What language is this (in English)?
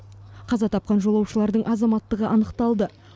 Kazakh